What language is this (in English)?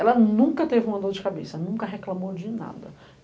Portuguese